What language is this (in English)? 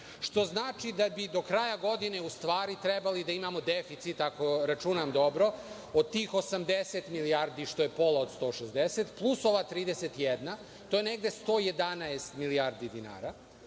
Serbian